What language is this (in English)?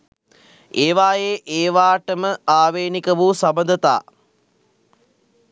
Sinhala